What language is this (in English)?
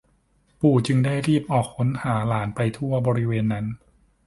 Thai